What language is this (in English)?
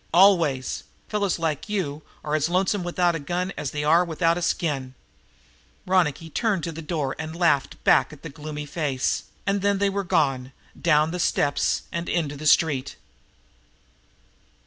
English